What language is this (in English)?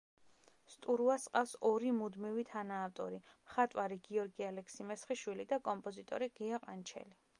Georgian